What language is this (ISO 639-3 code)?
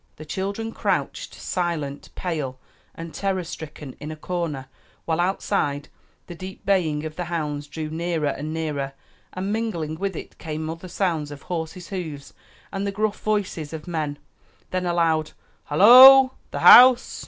eng